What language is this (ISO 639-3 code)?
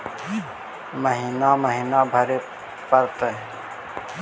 mag